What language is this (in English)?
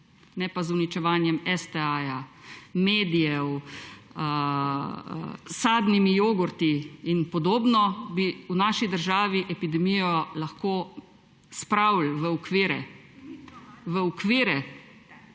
Slovenian